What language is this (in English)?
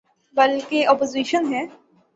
Urdu